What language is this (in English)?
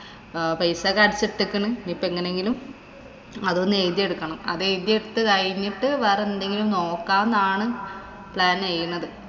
Malayalam